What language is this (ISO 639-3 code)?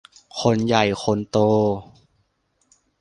tha